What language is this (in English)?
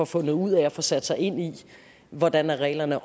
Danish